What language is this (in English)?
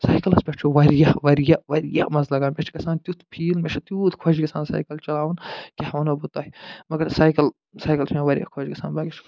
Kashmiri